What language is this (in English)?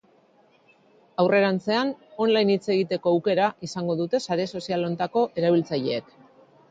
Basque